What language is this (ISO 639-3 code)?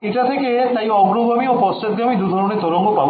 ben